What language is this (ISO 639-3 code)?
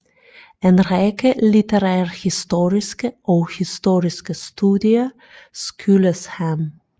dan